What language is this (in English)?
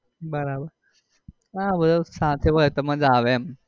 Gujarati